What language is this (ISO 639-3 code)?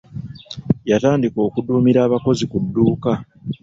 lug